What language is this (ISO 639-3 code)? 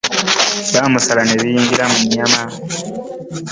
lug